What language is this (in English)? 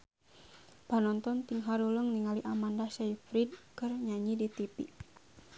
Sundanese